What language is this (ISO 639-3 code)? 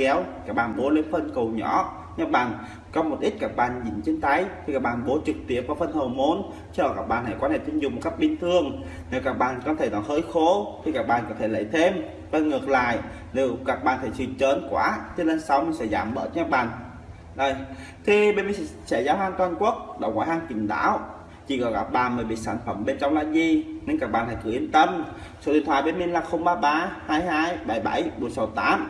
vie